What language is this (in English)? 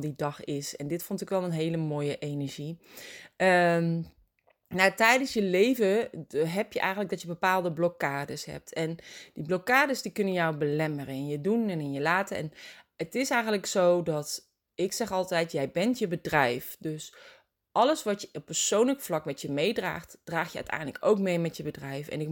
Dutch